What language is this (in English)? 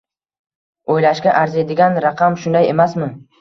Uzbek